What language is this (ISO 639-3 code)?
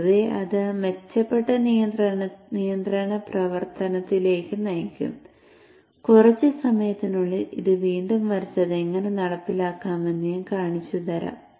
mal